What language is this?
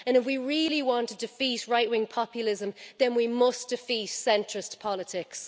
English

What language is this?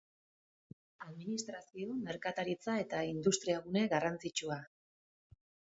Basque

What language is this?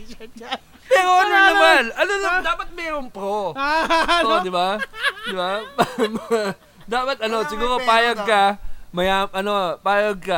Filipino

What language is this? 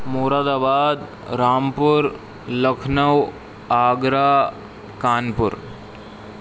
Urdu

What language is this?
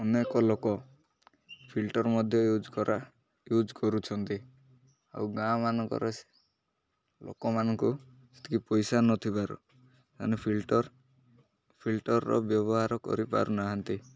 Odia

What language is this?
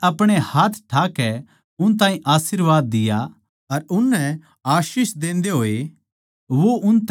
Haryanvi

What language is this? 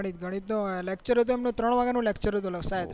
Gujarati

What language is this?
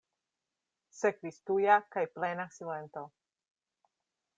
Esperanto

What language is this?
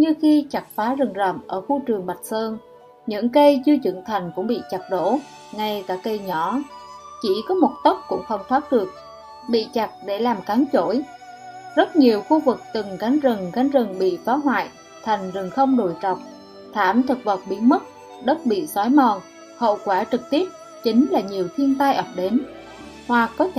Vietnamese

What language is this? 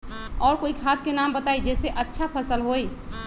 Magahi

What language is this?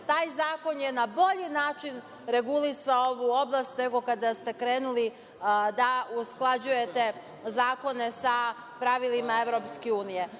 Serbian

